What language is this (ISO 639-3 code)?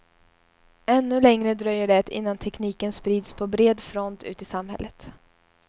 swe